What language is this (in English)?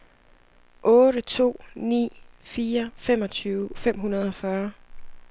Danish